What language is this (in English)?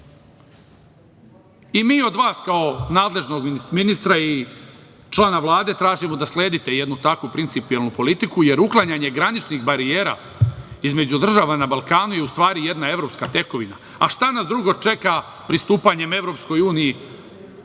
Serbian